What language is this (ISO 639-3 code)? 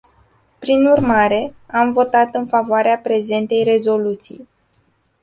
ron